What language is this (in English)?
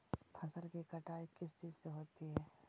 Magahi